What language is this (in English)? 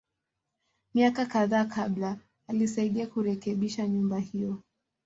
Swahili